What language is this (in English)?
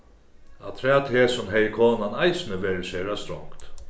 Faroese